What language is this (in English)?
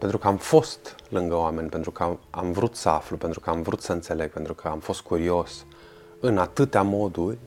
Romanian